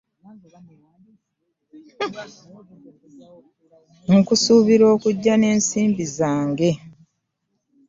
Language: Ganda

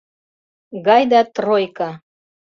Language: Mari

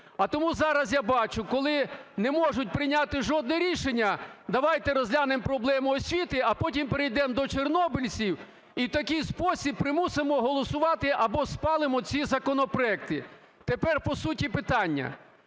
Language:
Ukrainian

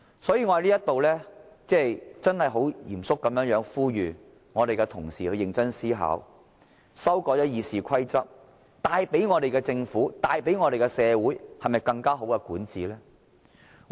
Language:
Cantonese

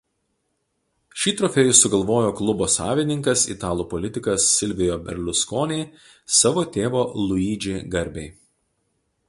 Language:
Lithuanian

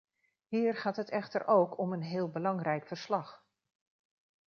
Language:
Dutch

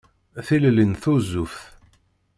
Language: Kabyle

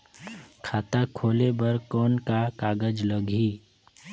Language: Chhattisgarhi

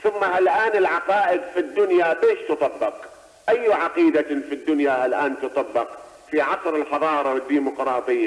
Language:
Arabic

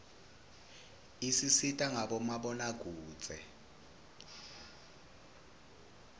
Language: Swati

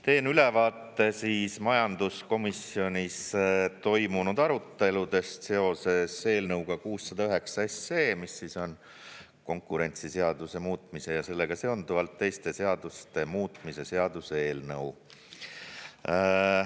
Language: Estonian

